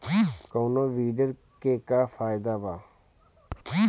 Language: Bhojpuri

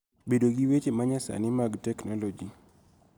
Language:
Luo (Kenya and Tanzania)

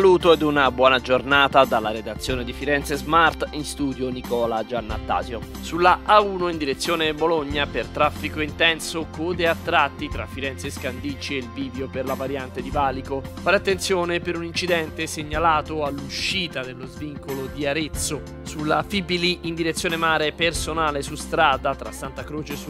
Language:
Italian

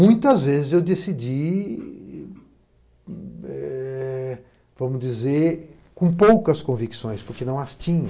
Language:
Portuguese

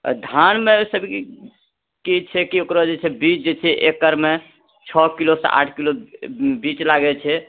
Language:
Maithili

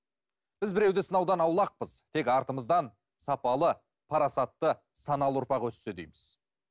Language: Kazakh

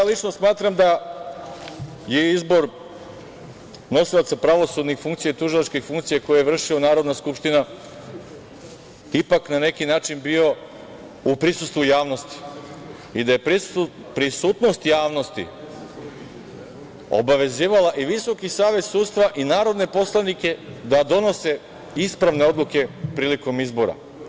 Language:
Serbian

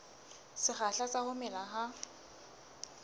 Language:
Southern Sotho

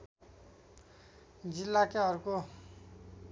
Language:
Nepali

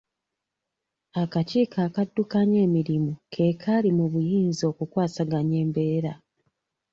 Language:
Ganda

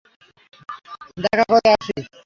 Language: Bangla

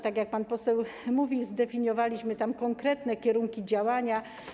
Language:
Polish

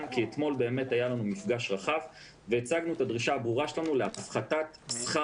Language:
Hebrew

